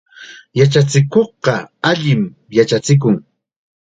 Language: Chiquián Ancash Quechua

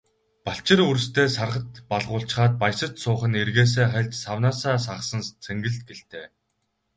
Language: Mongolian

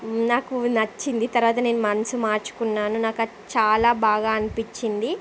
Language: Telugu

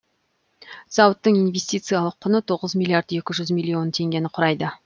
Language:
Kazakh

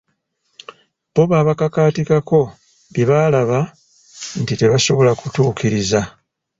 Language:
Ganda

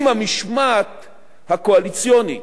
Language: Hebrew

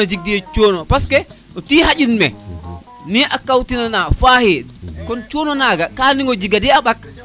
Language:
Serer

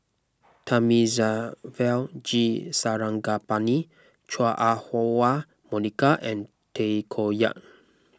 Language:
English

